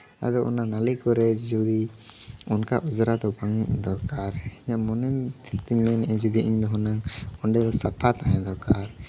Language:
Santali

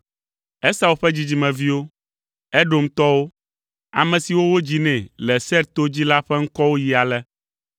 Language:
Ewe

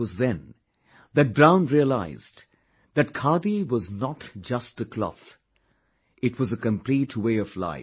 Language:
English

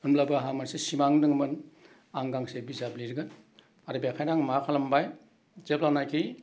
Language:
Bodo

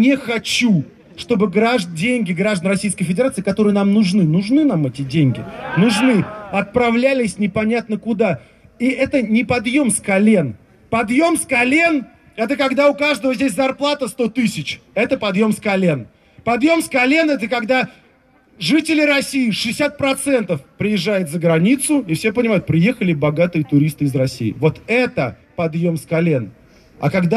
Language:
Russian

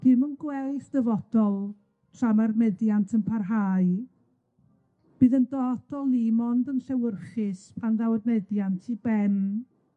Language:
Welsh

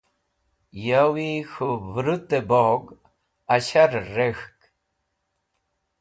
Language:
Wakhi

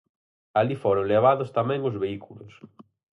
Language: Galician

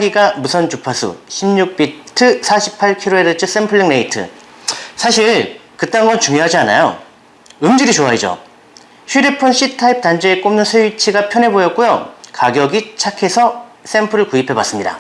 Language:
Korean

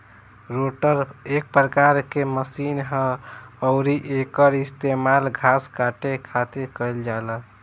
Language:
Bhojpuri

